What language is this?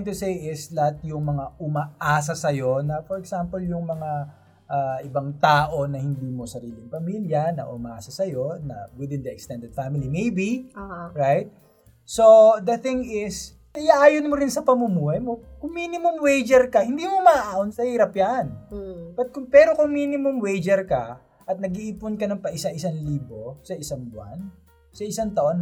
Filipino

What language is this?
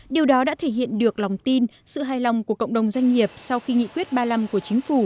Vietnamese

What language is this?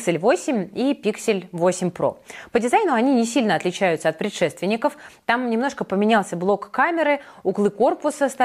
Russian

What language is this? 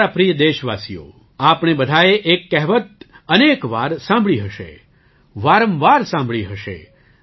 Gujarati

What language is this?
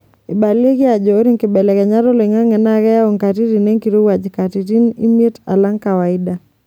Masai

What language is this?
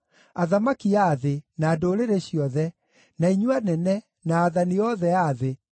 Kikuyu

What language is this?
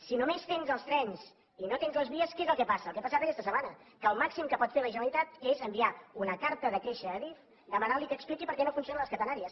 Catalan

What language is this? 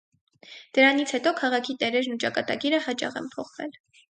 Armenian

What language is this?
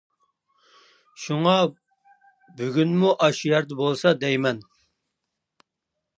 Uyghur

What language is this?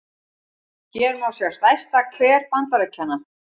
Icelandic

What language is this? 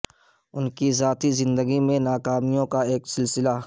Urdu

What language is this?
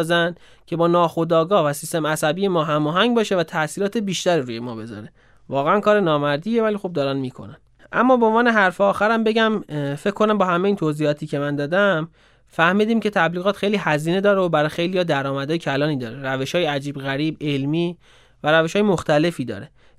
Persian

